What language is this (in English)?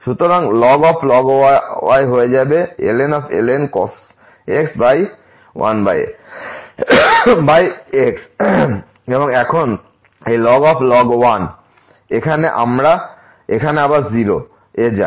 Bangla